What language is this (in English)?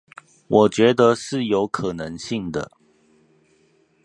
Chinese